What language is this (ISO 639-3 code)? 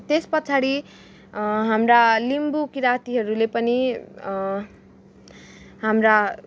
nep